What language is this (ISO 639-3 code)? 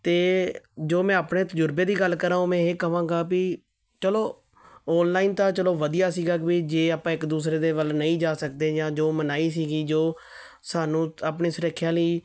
pan